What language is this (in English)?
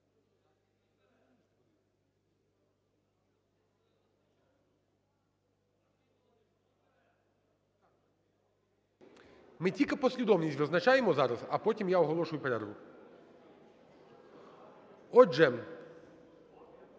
Ukrainian